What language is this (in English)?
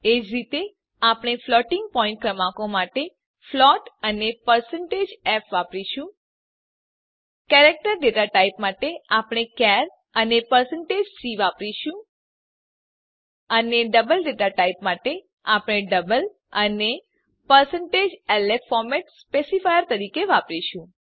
Gujarati